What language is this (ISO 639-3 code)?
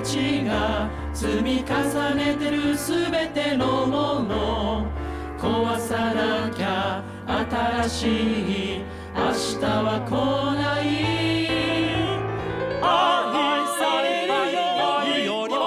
jpn